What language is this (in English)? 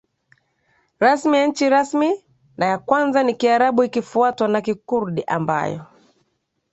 Swahili